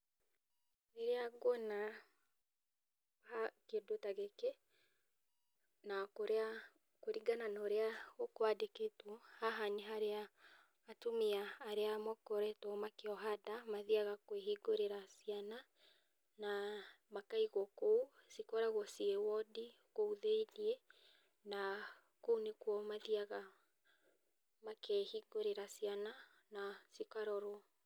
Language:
Kikuyu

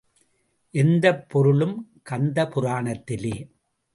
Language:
Tamil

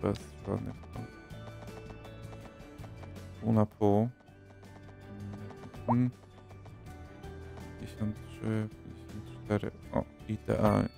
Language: Polish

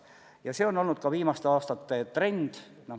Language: Estonian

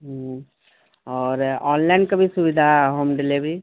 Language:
Urdu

